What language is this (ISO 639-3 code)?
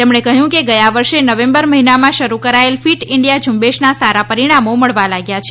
guj